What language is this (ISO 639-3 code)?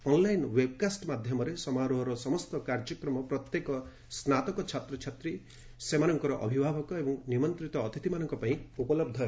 ori